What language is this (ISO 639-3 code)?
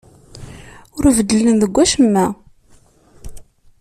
kab